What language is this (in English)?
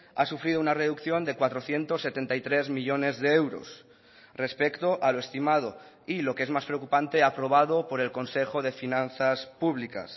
Spanish